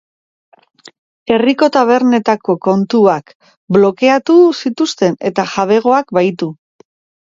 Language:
Basque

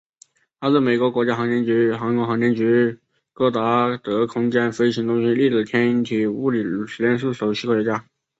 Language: Chinese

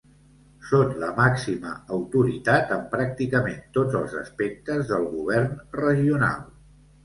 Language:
Catalan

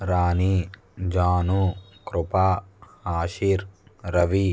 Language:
Telugu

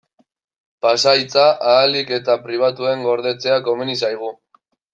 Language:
Basque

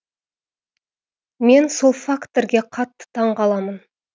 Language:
Kazakh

